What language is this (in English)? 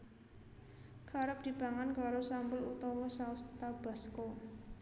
Javanese